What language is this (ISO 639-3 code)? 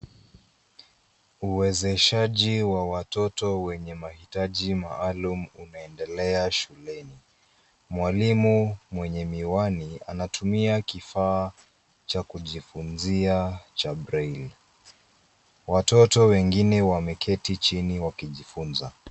swa